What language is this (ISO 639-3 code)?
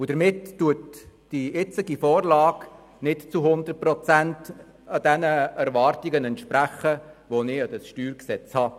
gsw